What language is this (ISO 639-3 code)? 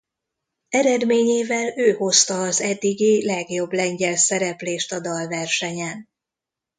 hun